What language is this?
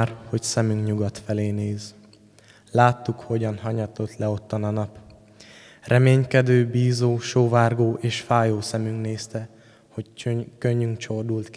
Hungarian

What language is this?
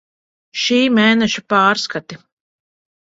Latvian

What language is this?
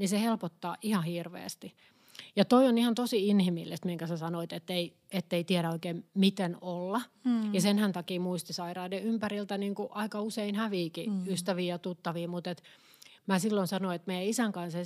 Finnish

